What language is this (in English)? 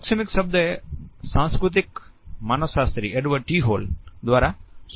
Gujarati